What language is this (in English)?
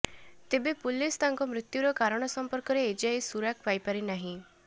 Odia